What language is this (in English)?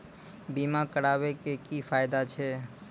Maithili